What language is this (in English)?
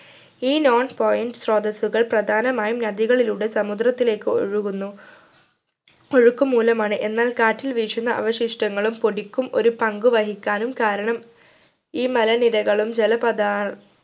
Malayalam